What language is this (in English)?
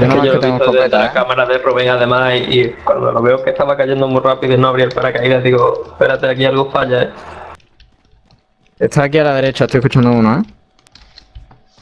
Spanish